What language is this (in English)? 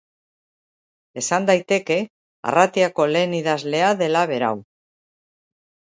Basque